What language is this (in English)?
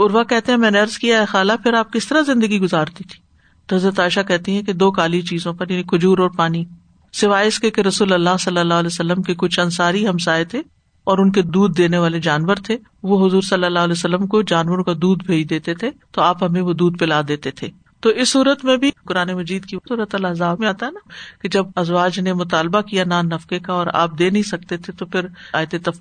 Urdu